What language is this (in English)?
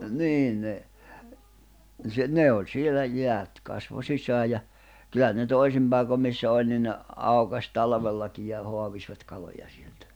Finnish